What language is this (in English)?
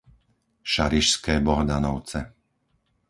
Slovak